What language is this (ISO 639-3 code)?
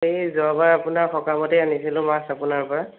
asm